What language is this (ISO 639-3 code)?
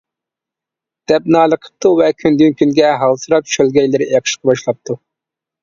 uig